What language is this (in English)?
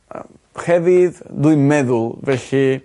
Welsh